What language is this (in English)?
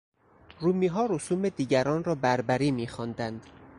Persian